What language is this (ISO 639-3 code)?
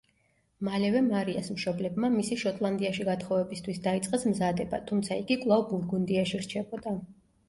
kat